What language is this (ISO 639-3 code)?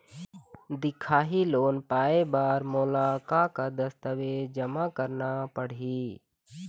hne